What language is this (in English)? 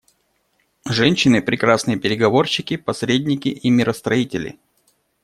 Russian